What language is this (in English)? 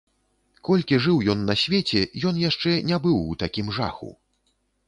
Belarusian